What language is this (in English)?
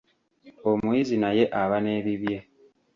Ganda